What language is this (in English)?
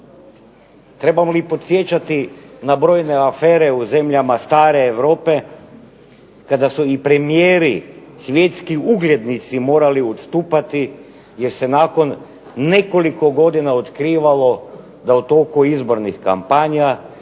Croatian